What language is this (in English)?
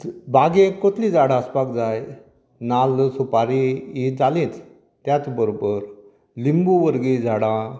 Konkani